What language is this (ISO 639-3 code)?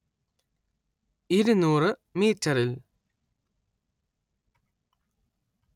mal